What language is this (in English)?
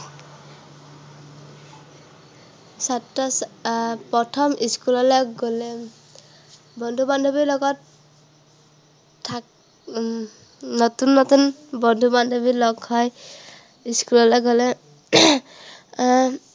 Assamese